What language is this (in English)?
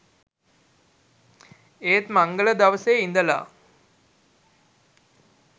Sinhala